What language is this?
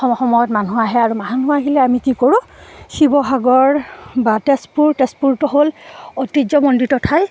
Assamese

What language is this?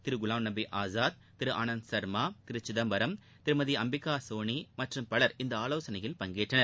Tamil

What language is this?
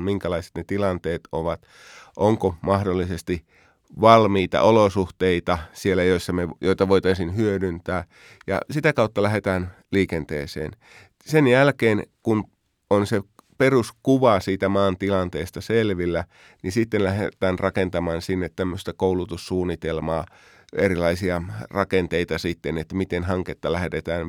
Finnish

